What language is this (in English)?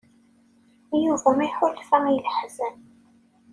Kabyle